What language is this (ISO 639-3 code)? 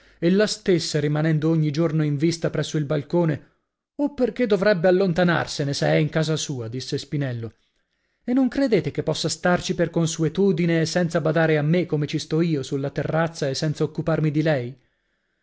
ita